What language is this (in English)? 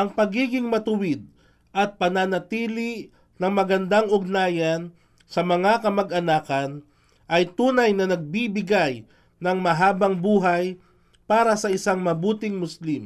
Filipino